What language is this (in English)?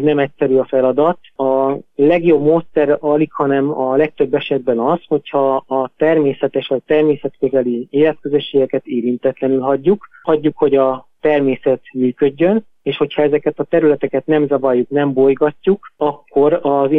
Hungarian